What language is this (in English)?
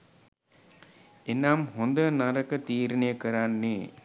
Sinhala